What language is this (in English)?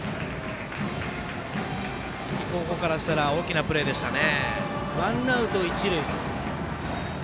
Japanese